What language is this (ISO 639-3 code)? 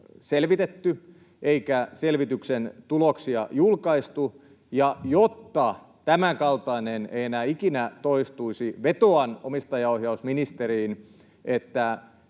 fin